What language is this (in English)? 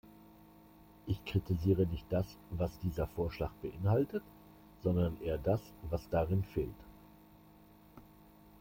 German